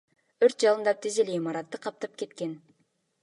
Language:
Kyrgyz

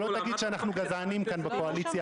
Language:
Hebrew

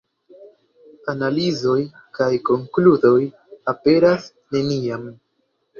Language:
Esperanto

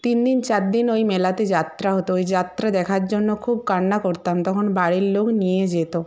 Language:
Bangla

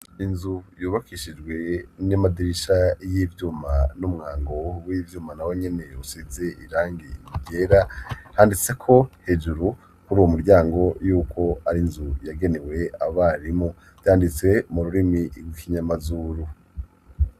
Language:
Rundi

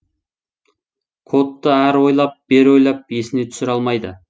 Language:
Kazakh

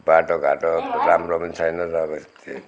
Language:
Nepali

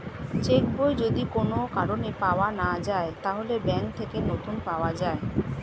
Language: Bangla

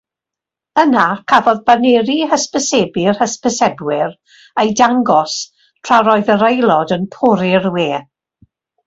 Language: Welsh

